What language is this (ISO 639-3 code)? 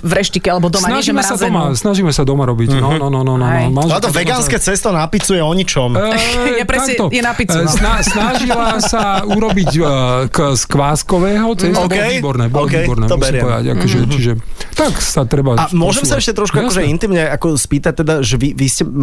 slk